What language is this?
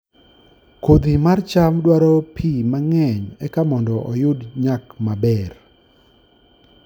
Luo (Kenya and Tanzania)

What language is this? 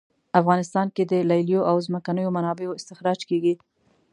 Pashto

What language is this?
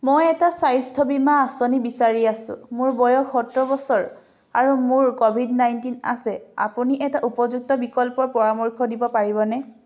Assamese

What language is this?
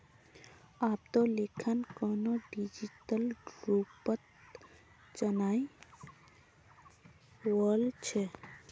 Magahi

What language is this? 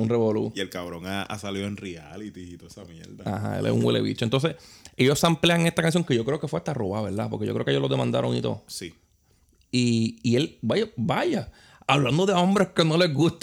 Spanish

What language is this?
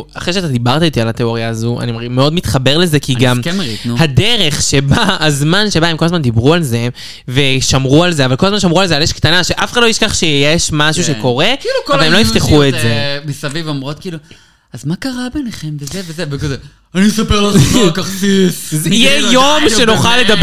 Hebrew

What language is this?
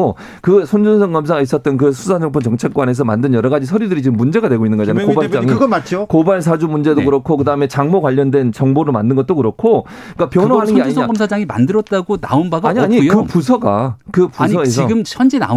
Korean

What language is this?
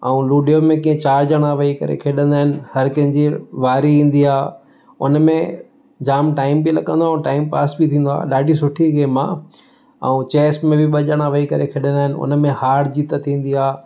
Sindhi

